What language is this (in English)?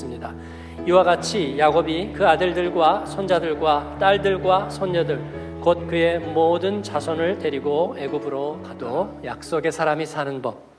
Korean